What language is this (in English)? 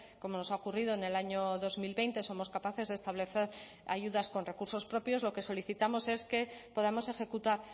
Spanish